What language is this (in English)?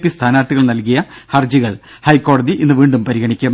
Malayalam